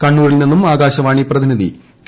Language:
Malayalam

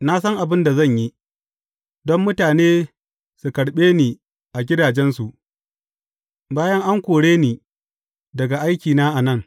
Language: Hausa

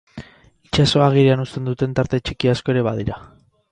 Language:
Basque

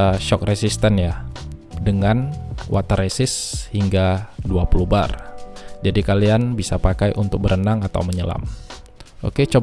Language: Indonesian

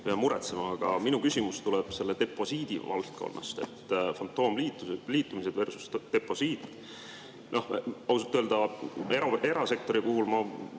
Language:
Estonian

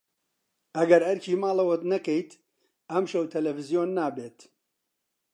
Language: Central Kurdish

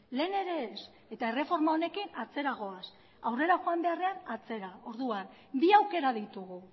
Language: Basque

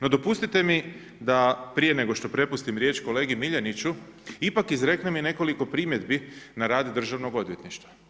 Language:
Croatian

